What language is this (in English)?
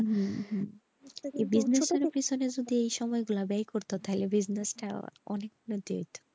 Bangla